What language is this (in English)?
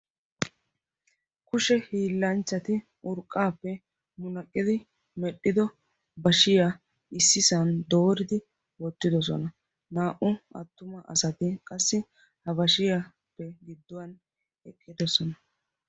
Wolaytta